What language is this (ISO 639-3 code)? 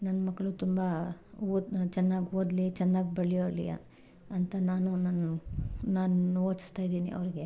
kan